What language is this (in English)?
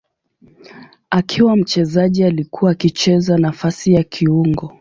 Swahili